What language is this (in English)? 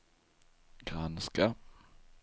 Swedish